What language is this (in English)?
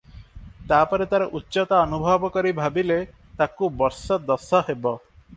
Odia